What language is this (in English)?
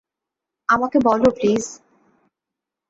Bangla